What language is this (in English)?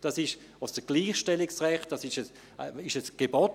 Swiss German